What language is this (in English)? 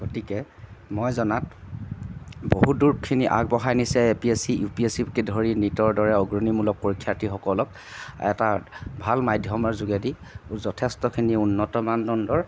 Assamese